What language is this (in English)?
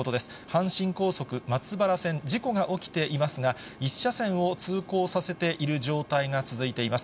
Japanese